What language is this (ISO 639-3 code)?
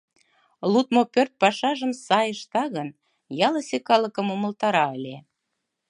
chm